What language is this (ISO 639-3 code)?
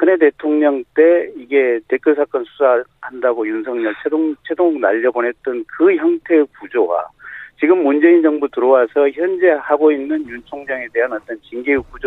kor